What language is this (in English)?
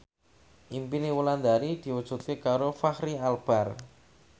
Javanese